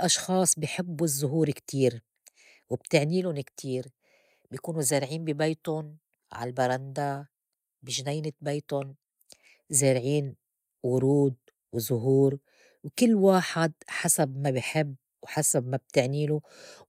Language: North Levantine Arabic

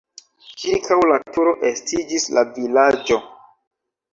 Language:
Esperanto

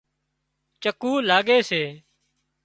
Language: Wadiyara Koli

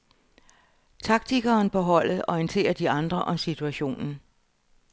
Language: Danish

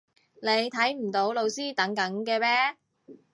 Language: Cantonese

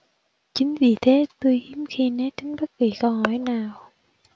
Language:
Vietnamese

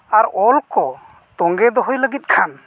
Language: Santali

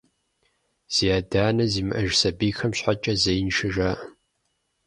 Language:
Kabardian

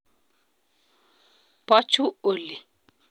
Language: Kalenjin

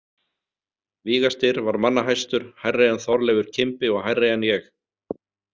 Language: Icelandic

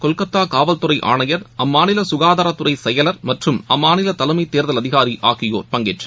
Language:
Tamil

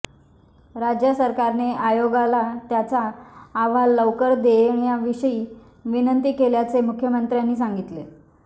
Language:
Marathi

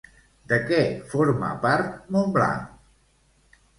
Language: Catalan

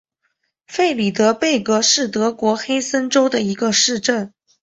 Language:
Chinese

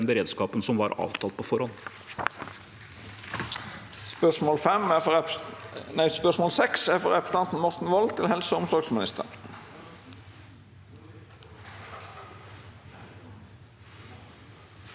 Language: Norwegian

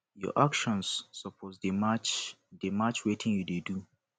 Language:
Nigerian Pidgin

